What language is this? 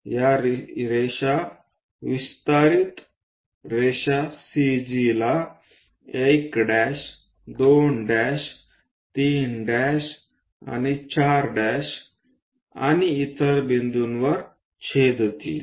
Marathi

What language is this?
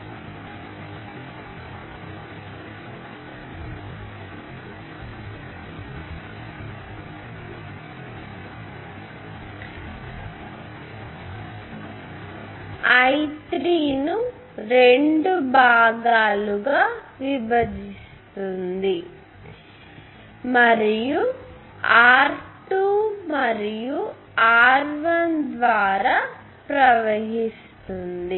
Telugu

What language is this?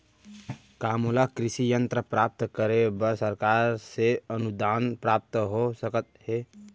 Chhattisgarhi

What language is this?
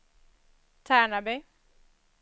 Swedish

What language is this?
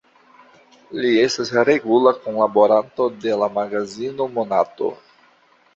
Esperanto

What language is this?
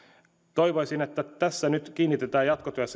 Finnish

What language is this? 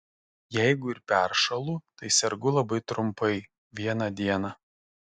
Lithuanian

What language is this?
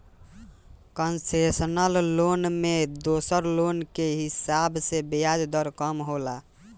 Bhojpuri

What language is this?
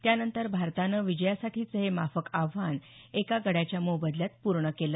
Marathi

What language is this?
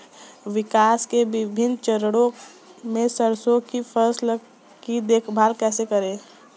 Hindi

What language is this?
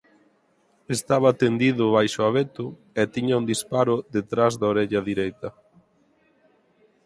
Galician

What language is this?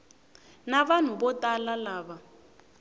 Tsonga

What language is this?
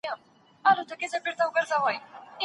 Pashto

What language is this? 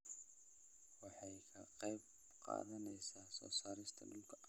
Somali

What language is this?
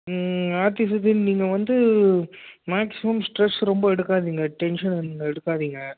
Tamil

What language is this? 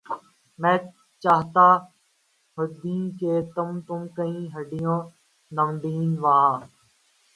Urdu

